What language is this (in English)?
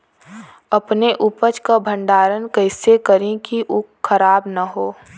Bhojpuri